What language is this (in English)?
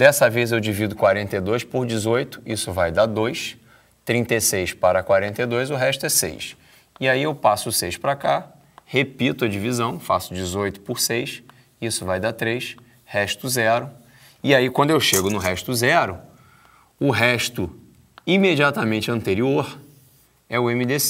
Portuguese